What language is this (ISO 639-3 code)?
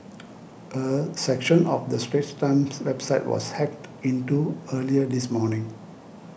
eng